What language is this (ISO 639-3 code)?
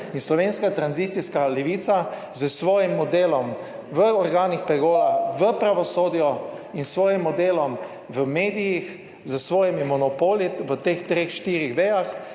slv